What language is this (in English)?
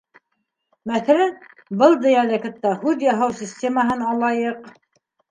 Bashkir